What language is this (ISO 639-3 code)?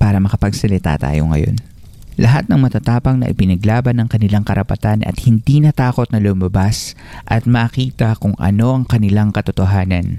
fil